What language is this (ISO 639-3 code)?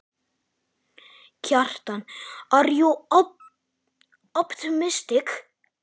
isl